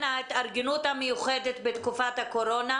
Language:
Hebrew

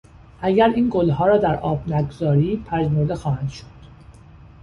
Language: Persian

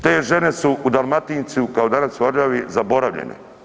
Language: Croatian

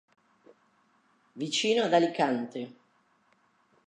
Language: Italian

